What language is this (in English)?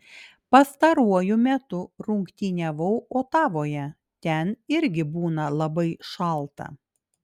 Lithuanian